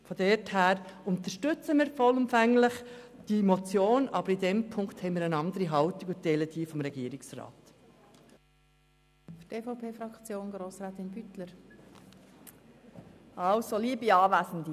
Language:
Swiss German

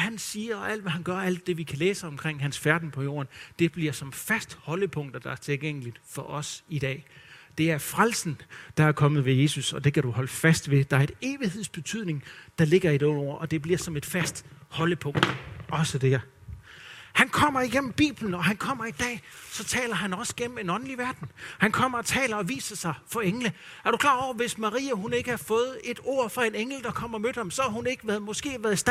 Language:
Danish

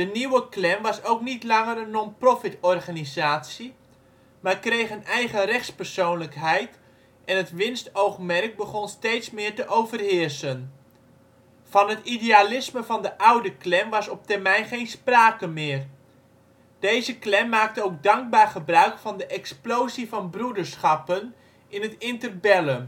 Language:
Dutch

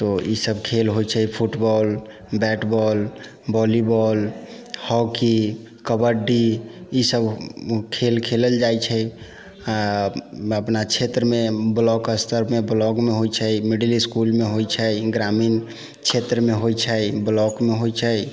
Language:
Maithili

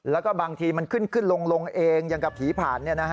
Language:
Thai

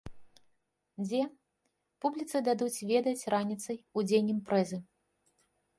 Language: Belarusian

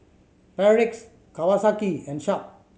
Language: English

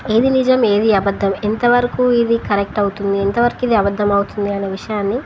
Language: Telugu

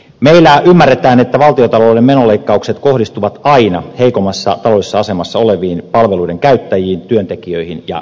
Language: Finnish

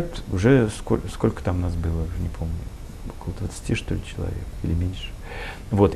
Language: Russian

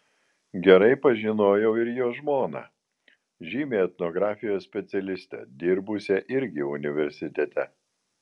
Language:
Lithuanian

